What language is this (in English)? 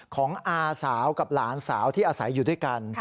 Thai